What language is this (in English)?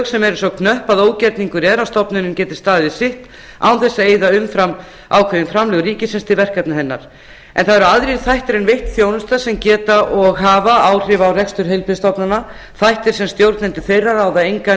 Icelandic